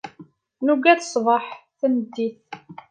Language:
Kabyle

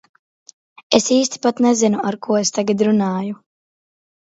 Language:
Latvian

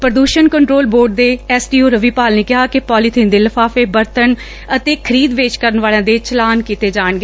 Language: Punjabi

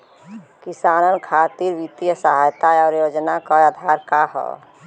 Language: Bhojpuri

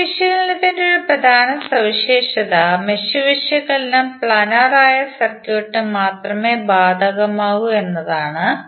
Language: Malayalam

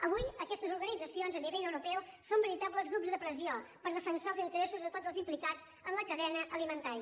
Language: Catalan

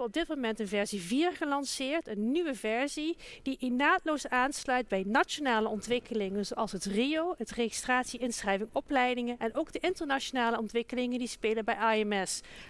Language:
Dutch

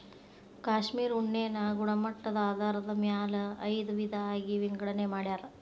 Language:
Kannada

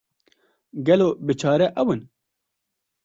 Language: Kurdish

